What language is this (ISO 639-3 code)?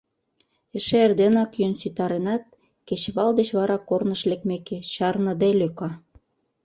chm